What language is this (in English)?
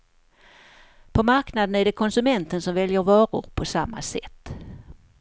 Swedish